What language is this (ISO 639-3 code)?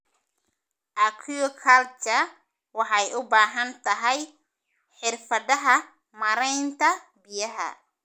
som